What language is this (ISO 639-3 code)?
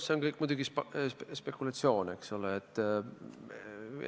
est